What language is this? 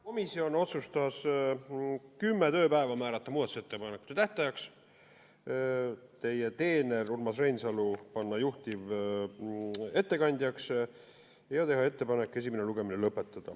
Estonian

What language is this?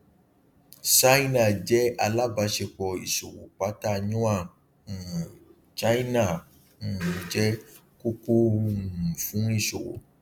Yoruba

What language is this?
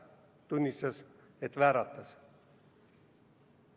Estonian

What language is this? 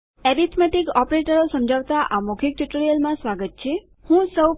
Gujarati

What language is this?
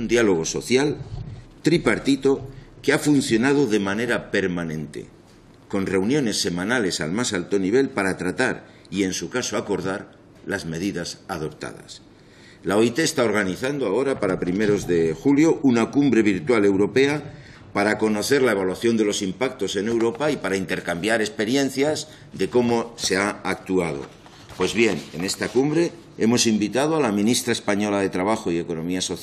Spanish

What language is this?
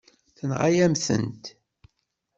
Kabyle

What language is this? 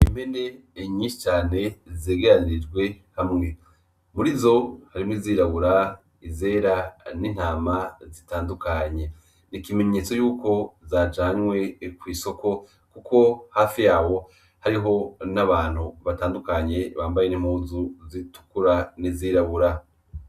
Rundi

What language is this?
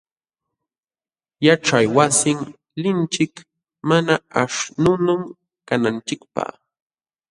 Jauja Wanca Quechua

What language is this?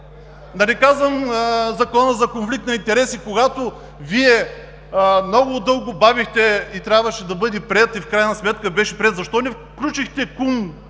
Bulgarian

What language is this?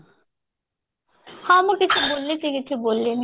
Odia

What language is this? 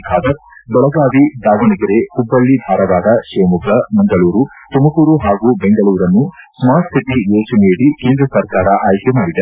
Kannada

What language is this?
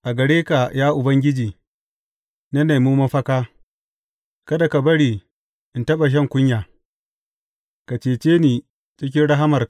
Hausa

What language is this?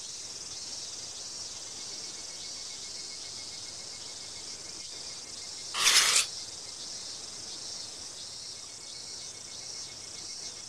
Japanese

